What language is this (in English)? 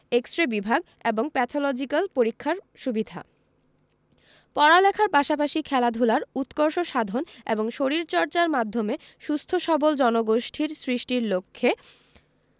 Bangla